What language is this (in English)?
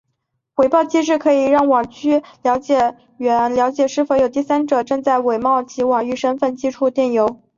Chinese